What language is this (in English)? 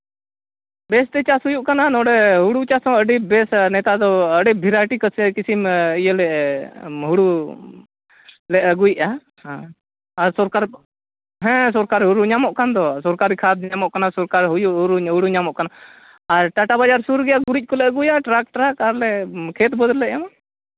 Santali